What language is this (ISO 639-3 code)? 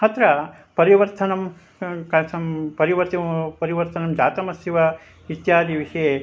san